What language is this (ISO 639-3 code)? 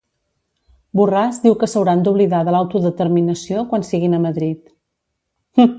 cat